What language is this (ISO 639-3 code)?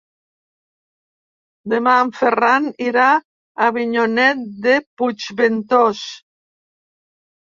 cat